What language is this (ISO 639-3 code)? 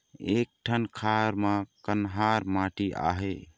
hne